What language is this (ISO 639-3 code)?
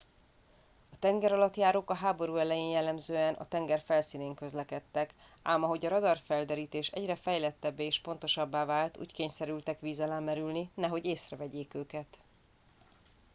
hun